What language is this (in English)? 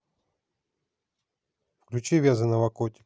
Russian